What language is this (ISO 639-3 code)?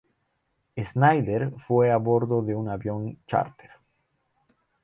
spa